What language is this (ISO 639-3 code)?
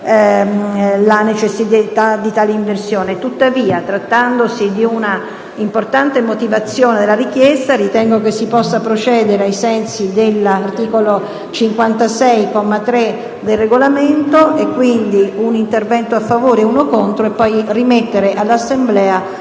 ita